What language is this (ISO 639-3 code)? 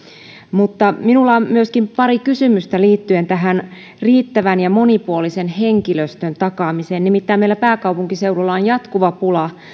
fin